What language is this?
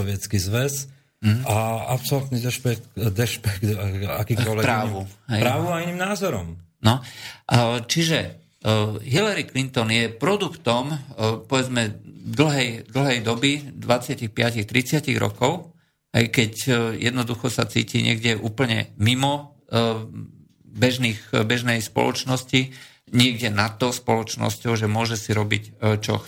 Slovak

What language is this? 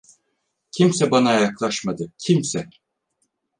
Turkish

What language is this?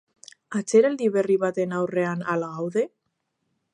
Basque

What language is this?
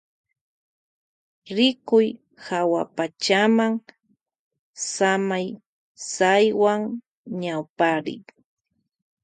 Loja Highland Quichua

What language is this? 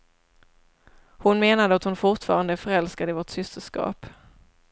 Swedish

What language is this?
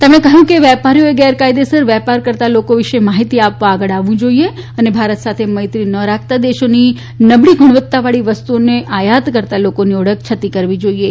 Gujarati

